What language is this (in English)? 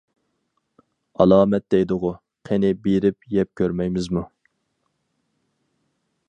Uyghur